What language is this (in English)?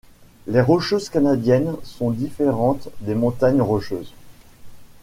French